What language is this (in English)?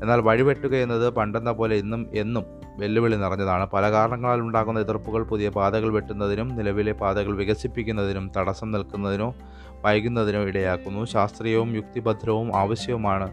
Malayalam